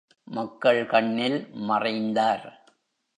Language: Tamil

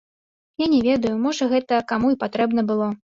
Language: Belarusian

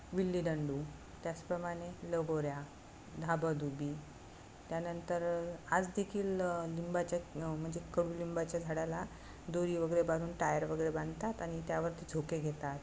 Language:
Marathi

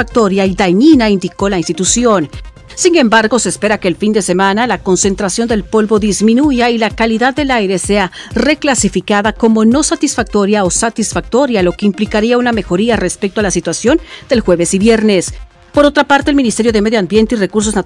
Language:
Spanish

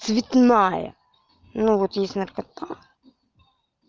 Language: Russian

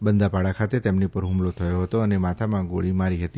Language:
Gujarati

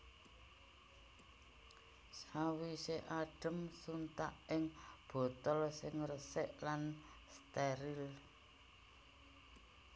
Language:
Javanese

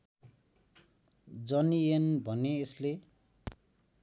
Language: Nepali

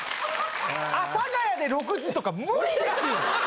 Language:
Japanese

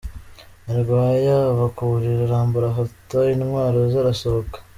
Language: Kinyarwanda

